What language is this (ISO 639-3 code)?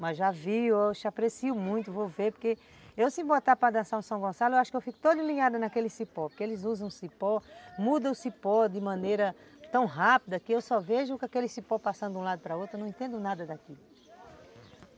por